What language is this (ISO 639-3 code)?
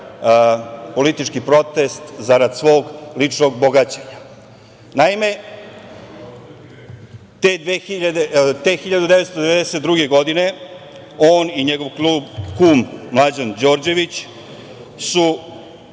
srp